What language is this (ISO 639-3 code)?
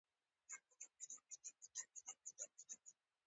pus